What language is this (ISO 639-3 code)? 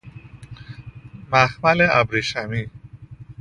fas